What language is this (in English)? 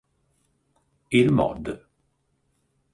Italian